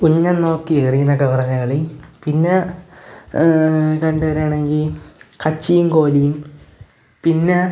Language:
Malayalam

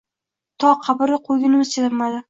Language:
Uzbek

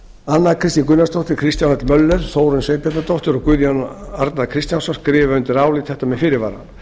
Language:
Icelandic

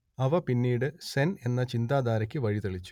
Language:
Malayalam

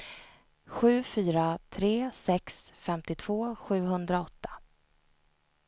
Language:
Swedish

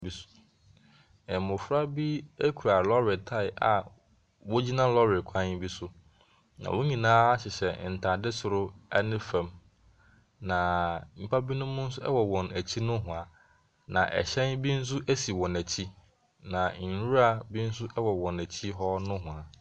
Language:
Akan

